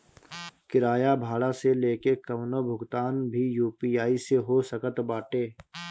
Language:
Bhojpuri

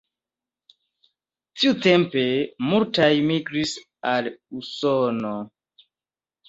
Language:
Esperanto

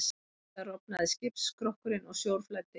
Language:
Icelandic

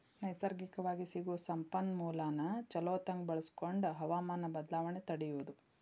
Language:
Kannada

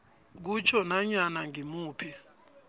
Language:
South Ndebele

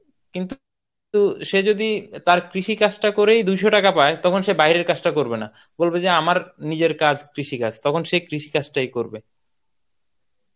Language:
Bangla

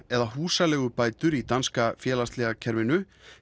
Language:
Icelandic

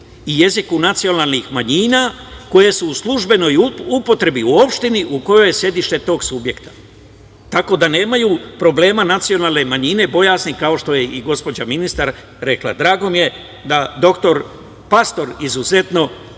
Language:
Serbian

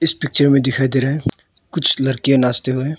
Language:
Hindi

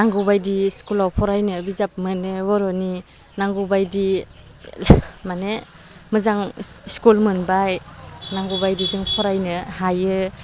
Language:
Bodo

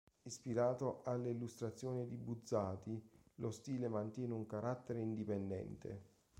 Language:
Italian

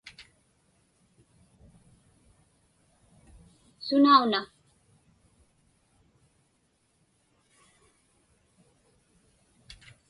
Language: Inupiaq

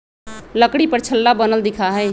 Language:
Magahi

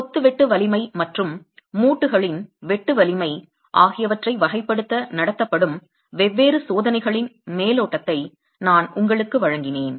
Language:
Tamil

